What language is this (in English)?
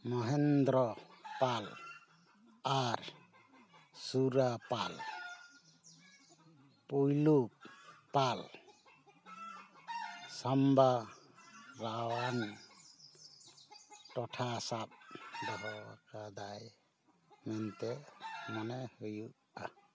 Santali